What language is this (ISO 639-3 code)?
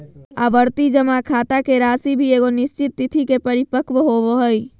mag